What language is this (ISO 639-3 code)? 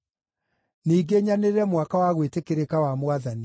kik